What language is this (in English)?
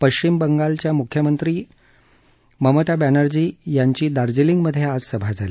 Marathi